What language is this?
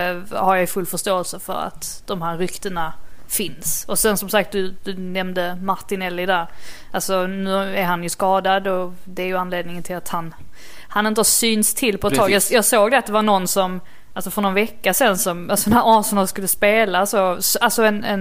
Swedish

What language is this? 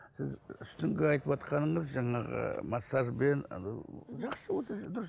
Kazakh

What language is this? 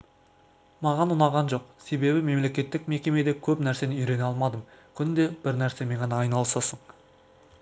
Kazakh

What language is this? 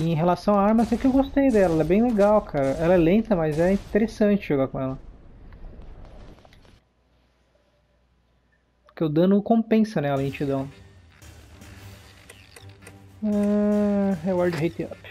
Portuguese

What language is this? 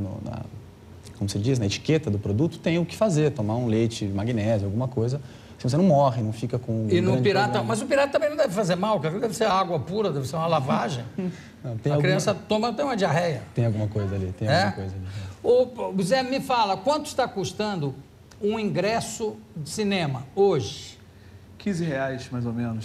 Portuguese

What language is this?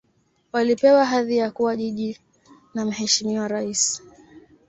Swahili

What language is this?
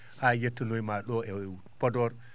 Fula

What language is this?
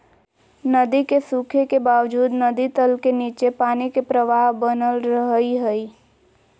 Magahi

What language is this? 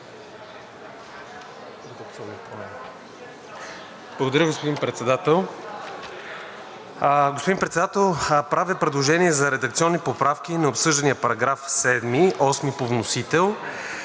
Bulgarian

